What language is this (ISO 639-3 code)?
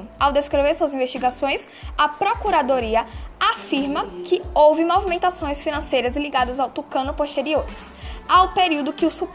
por